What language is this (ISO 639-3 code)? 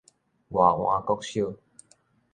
nan